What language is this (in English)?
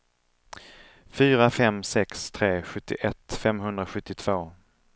Swedish